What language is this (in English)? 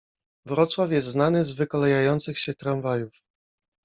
Polish